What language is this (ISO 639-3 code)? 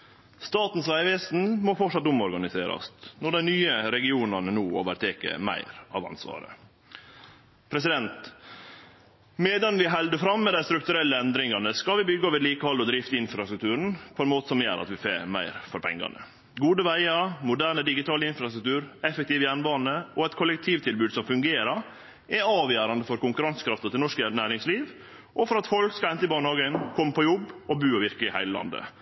nno